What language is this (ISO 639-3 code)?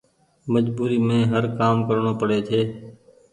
gig